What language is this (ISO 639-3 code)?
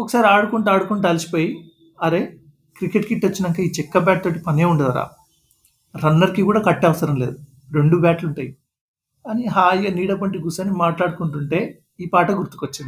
tel